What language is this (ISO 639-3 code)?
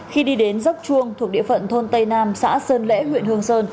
vie